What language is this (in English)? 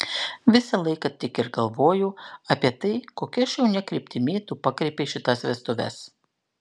Lithuanian